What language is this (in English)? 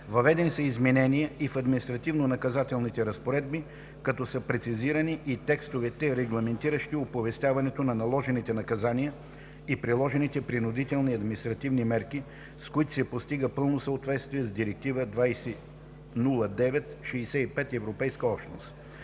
Bulgarian